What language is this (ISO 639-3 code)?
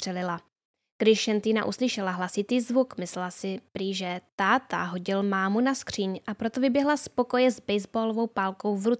ces